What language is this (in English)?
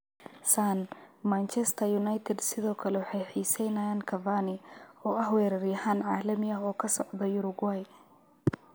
Somali